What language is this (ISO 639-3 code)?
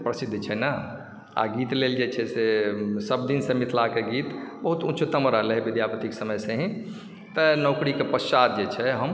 mai